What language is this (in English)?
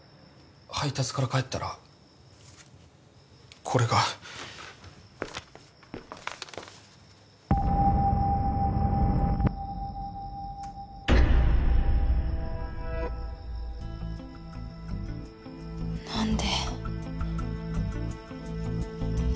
Japanese